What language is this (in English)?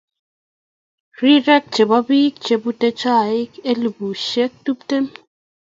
Kalenjin